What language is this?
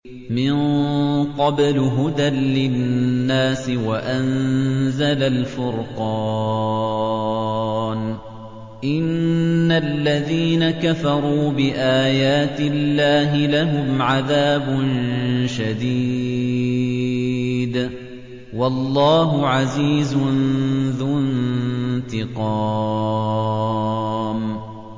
Arabic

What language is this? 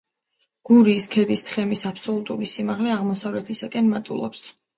Georgian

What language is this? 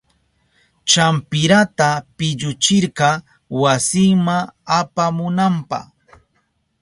Southern Pastaza Quechua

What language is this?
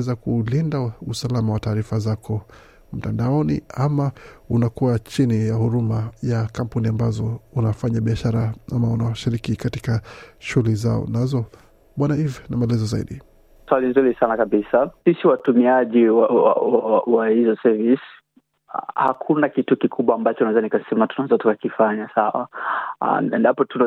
Swahili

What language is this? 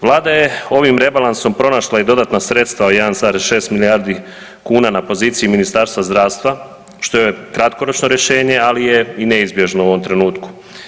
Croatian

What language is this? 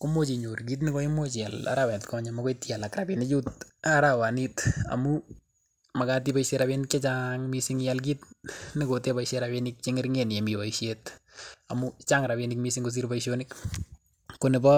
Kalenjin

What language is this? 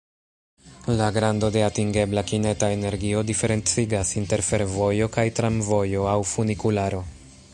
Esperanto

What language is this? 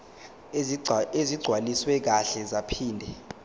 Zulu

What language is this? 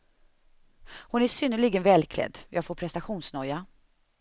Swedish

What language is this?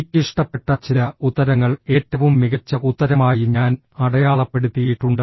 Malayalam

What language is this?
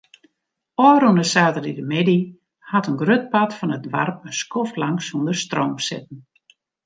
Western Frisian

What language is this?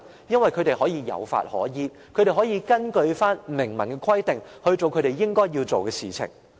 Cantonese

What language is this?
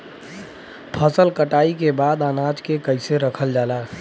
Bhojpuri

